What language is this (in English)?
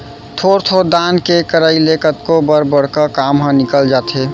Chhattisgarhi